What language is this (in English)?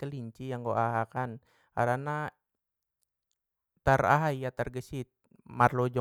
Batak Mandailing